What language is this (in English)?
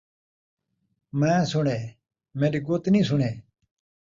Saraiki